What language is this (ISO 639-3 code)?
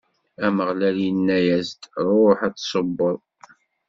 kab